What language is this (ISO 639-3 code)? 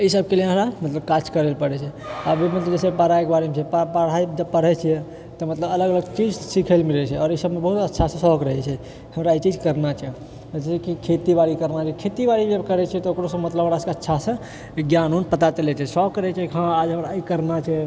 mai